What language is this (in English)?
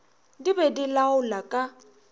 Northern Sotho